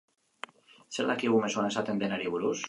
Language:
Basque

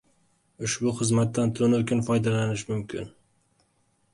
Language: Uzbek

